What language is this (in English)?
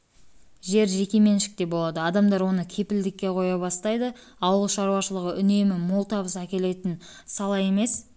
Kazakh